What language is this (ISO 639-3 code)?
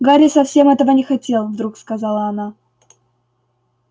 rus